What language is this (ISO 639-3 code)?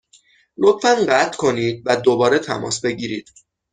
fas